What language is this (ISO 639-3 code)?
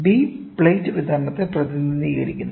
mal